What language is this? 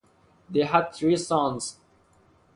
English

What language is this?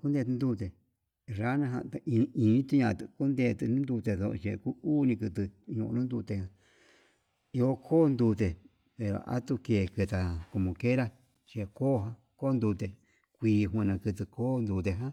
Yutanduchi Mixtec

